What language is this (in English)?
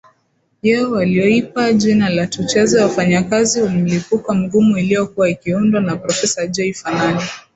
Swahili